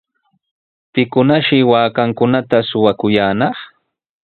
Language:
Sihuas Ancash Quechua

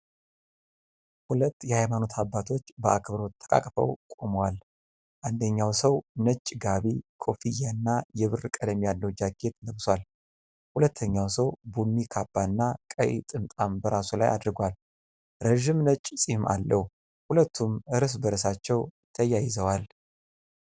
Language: Amharic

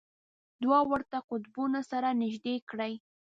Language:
Pashto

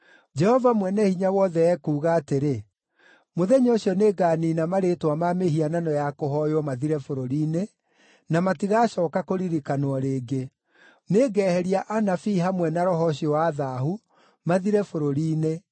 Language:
Kikuyu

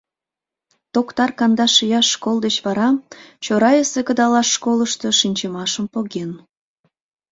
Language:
Mari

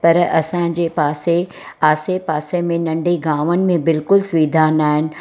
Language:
Sindhi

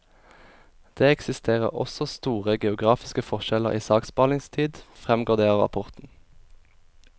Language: Norwegian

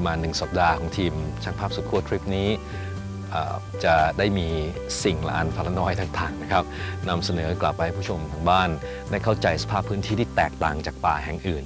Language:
Thai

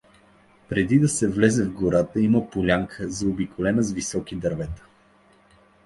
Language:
Bulgarian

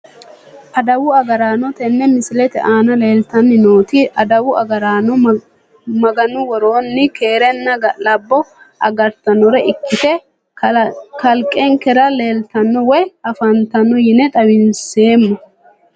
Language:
Sidamo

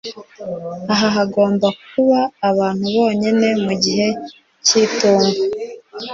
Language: Kinyarwanda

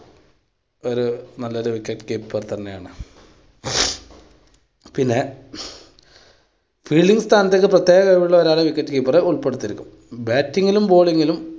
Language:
Malayalam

